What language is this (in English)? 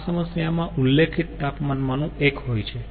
Gujarati